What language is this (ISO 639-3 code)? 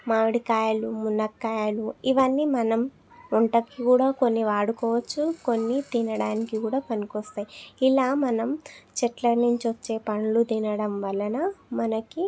tel